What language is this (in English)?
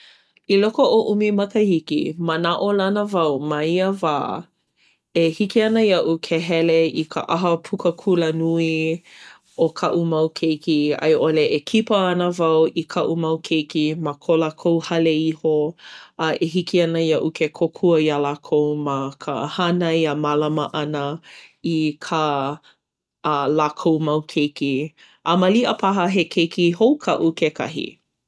Hawaiian